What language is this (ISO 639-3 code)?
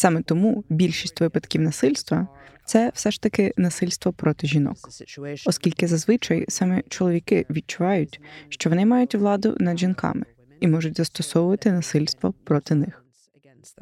ukr